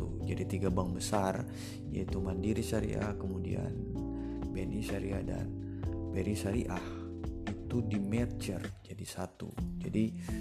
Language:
Indonesian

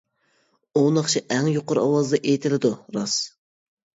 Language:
Uyghur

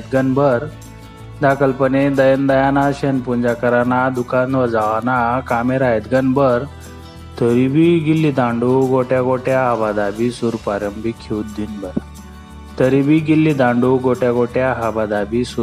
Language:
Marathi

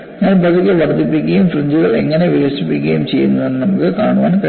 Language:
Malayalam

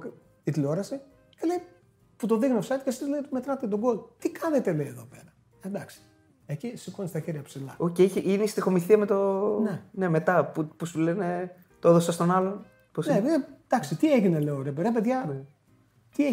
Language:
Greek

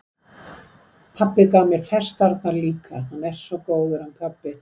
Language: Icelandic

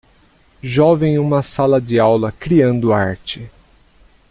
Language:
Portuguese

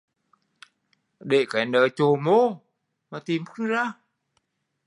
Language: Vietnamese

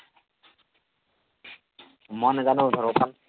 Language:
Assamese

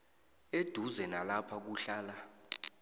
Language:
South Ndebele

